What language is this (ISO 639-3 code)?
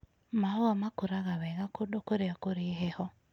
kik